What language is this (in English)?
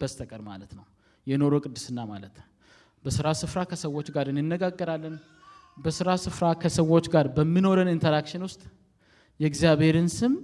Amharic